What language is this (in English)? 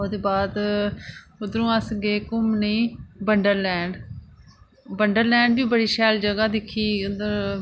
Dogri